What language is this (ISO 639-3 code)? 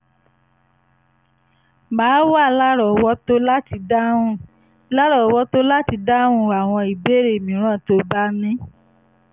yor